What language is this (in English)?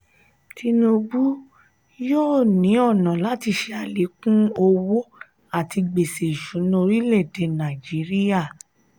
Yoruba